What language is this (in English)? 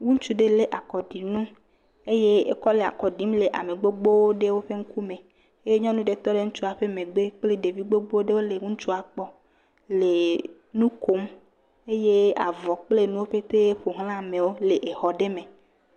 Ewe